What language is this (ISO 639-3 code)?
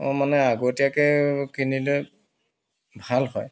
asm